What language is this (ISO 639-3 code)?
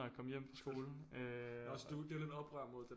dan